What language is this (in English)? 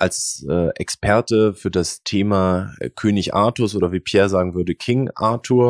German